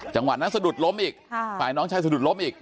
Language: Thai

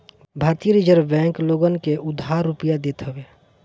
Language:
Bhojpuri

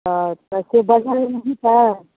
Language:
Maithili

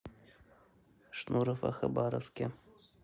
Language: Russian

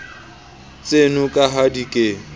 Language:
Southern Sotho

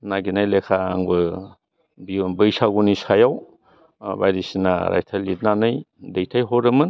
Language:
Bodo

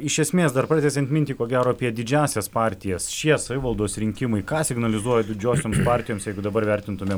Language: Lithuanian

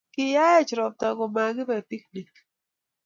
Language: Kalenjin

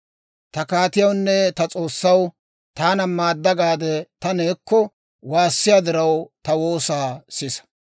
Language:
Dawro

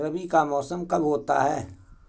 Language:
Hindi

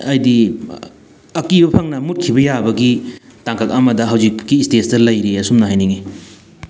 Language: Manipuri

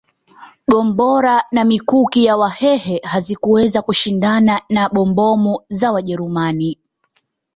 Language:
Swahili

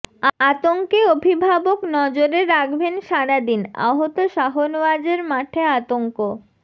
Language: Bangla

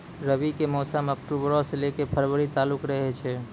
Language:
Maithili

